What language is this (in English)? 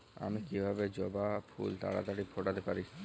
Bangla